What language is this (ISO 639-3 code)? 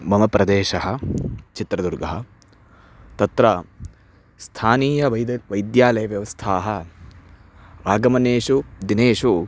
san